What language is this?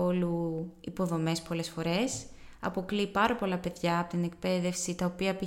Greek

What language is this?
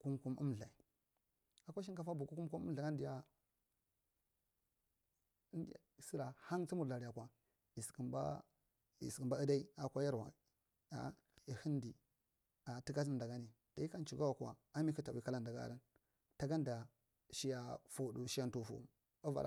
Marghi Central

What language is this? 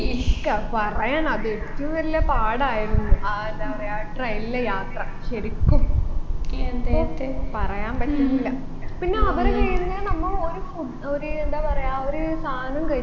Malayalam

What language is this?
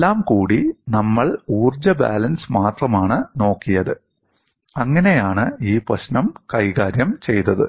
Malayalam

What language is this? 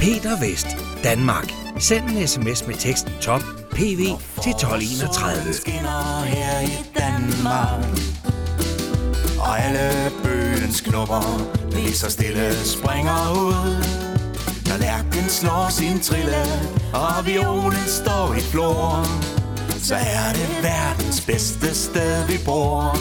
Danish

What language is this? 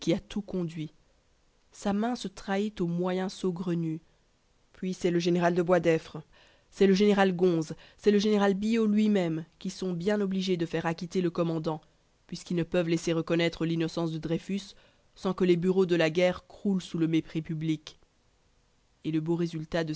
French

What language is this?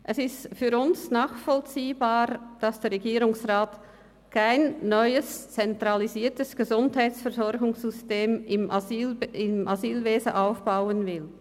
Swiss German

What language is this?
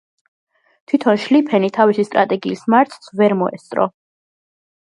Georgian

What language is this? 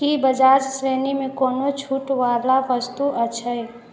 Maithili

